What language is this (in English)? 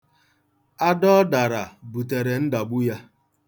Igbo